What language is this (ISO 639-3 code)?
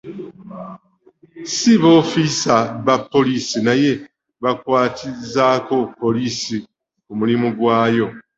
lug